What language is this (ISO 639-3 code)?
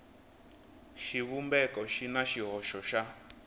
tso